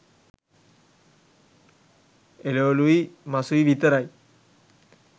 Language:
Sinhala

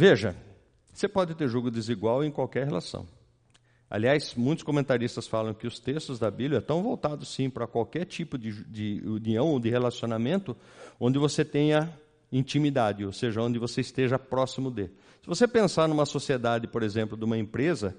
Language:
Portuguese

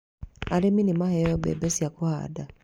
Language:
Kikuyu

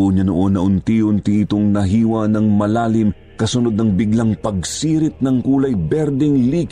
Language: Filipino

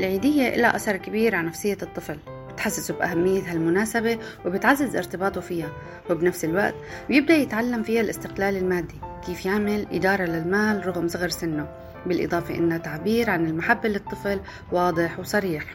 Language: Arabic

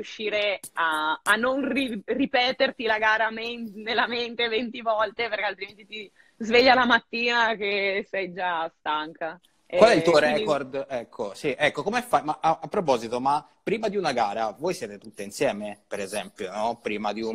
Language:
Italian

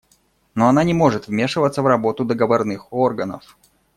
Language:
Russian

